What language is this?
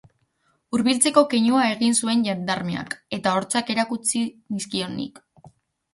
Basque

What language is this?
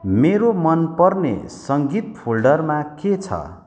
Nepali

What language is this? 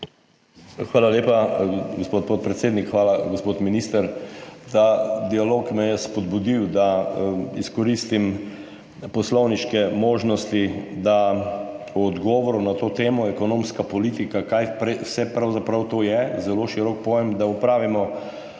Slovenian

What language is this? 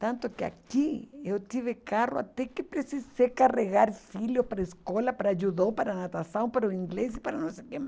Portuguese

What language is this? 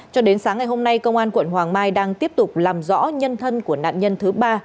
Vietnamese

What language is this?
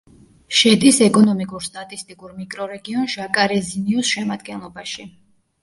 Georgian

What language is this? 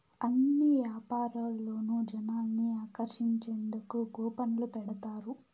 Telugu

